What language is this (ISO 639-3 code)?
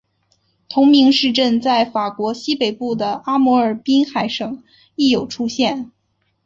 zho